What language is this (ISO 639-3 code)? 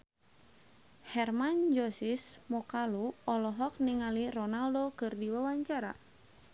sun